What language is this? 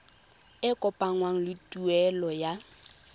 Tswana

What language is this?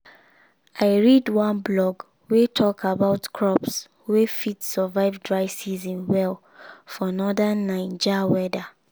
Nigerian Pidgin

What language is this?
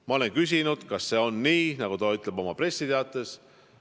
Estonian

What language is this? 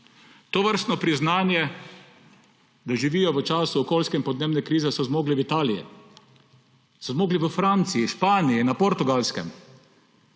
Slovenian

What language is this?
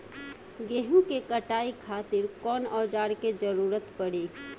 Bhojpuri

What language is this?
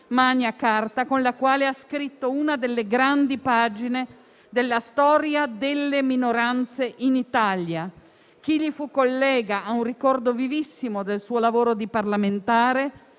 Italian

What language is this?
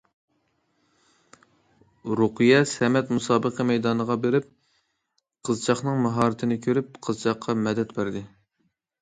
Uyghur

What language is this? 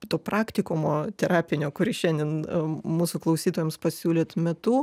Lithuanian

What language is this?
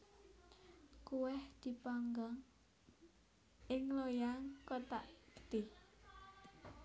Javanese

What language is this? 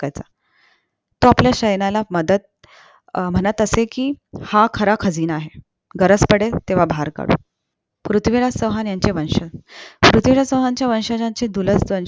Marathi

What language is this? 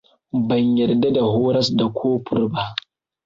Hausa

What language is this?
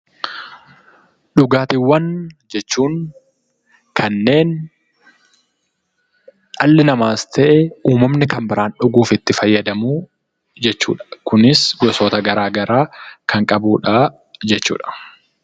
Oromo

